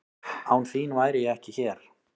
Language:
Icelandic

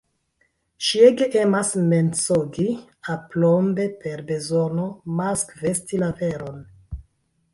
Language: Esperanto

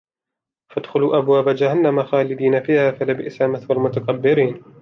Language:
Arabic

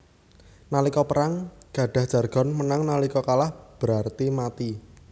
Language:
Javanese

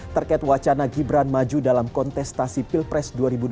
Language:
Indonesian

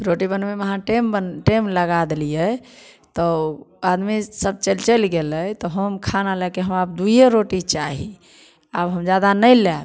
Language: Maithili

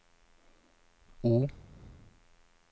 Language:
Swedish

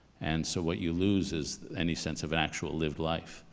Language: English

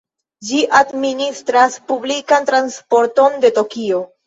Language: Esperanto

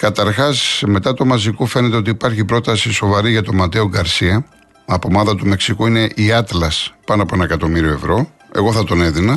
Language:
Greek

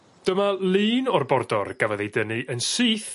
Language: Welsh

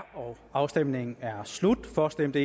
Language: Danish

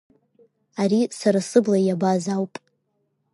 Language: Abkhazian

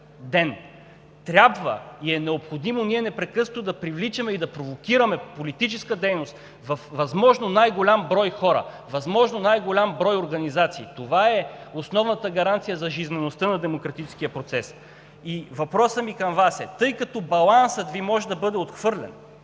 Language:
Bulgarian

